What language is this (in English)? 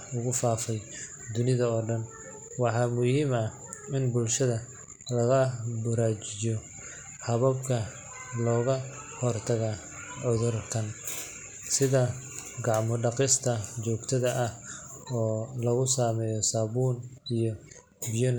Somali